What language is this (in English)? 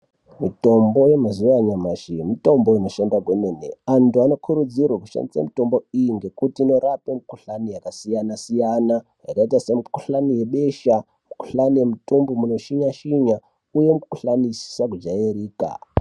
Ndau